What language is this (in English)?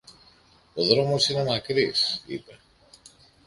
Greek